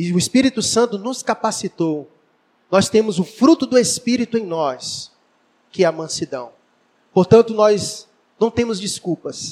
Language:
Portuguese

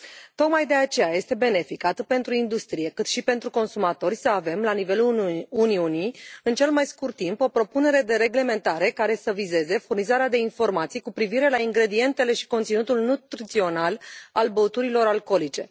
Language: Romanian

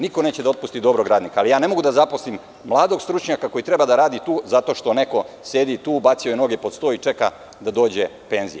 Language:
Serbian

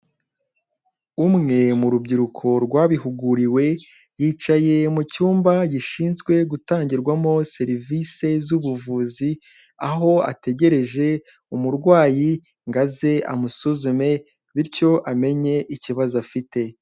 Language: Kinyarwanda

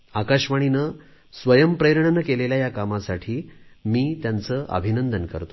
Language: Marathi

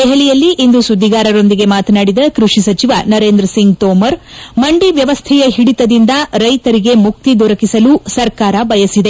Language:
Kannada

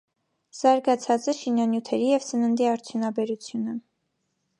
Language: Armenian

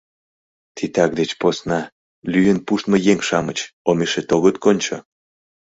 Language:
Mari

